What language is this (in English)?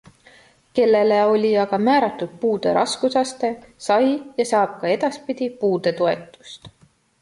Estonian